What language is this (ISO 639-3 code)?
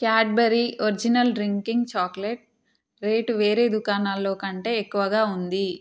tel